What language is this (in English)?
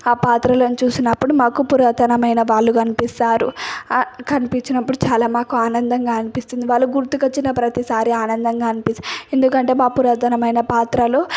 Telugu